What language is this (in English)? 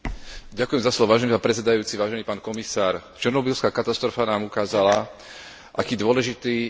Slovak